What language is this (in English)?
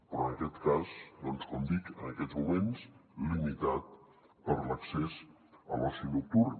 Catalan